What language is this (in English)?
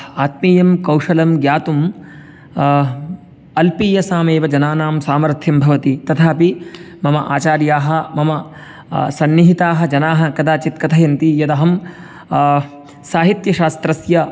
Sanskrit